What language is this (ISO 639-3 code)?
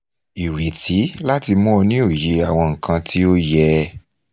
yor